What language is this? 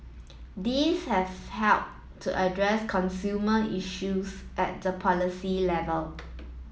English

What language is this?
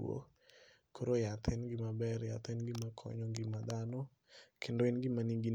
Luo (Kenya and Tanzania)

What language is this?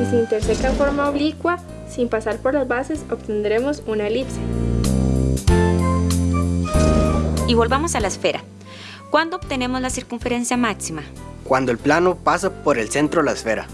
Spanish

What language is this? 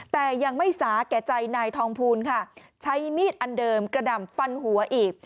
Thai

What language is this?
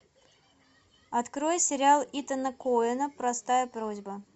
Russian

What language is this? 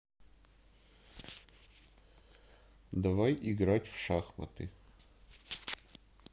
Russian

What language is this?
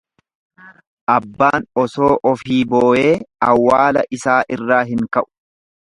Oromo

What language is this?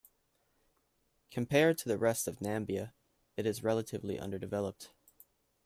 English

